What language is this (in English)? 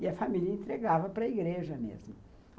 Portuguese